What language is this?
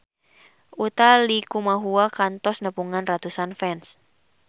Sundanese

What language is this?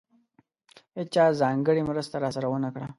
Pashto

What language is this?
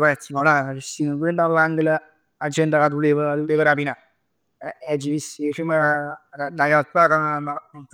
Neapolitan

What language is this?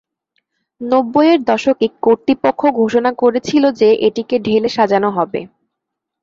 Bangla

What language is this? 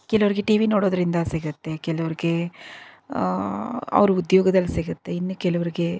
Kannada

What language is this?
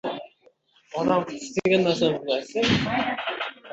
Uzbek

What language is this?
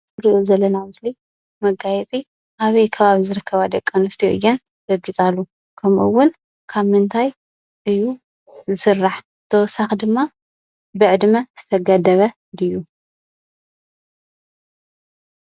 Tigrinya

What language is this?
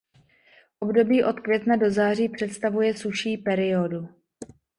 Czech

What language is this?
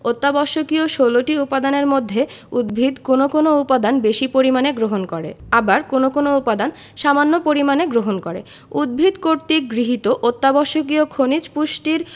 Bangla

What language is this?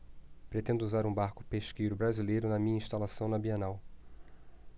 Portuguese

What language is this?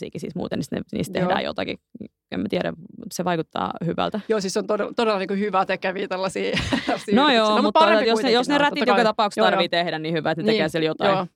Finnish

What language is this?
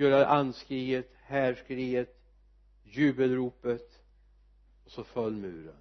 Swedish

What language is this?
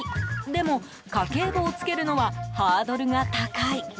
Japanese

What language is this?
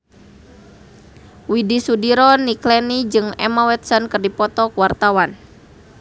Sundanese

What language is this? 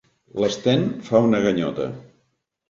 Catalan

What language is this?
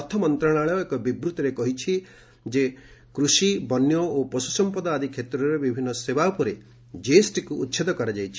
Odia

